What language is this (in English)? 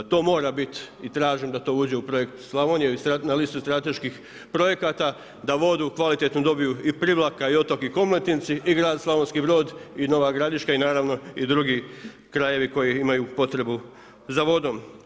Croatian